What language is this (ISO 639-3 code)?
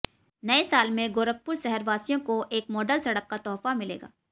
hin